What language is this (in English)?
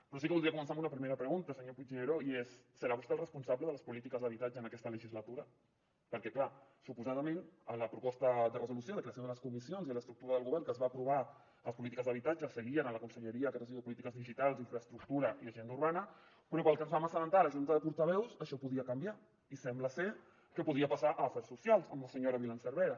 Catalan